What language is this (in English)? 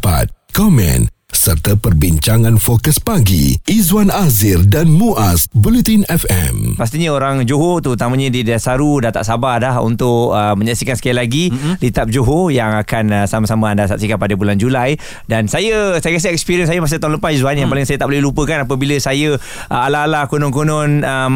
Malay